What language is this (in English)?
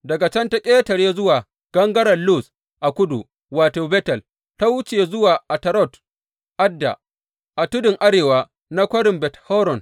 Hausa